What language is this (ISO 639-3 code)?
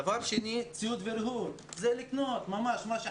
heb